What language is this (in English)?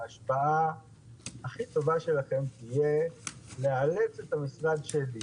Hebrew